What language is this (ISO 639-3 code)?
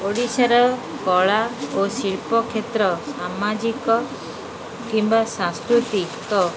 ori